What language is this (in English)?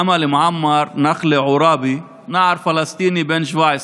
Hebrew